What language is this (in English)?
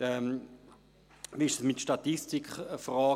Swiss German